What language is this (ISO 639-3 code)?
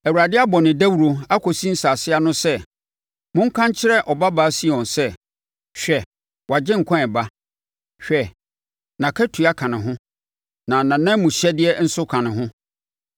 aka